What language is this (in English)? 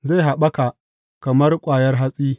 Hausa